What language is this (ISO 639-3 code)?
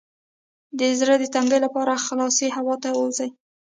pus